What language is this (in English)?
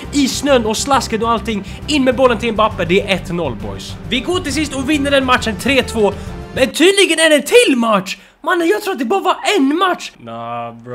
Swedish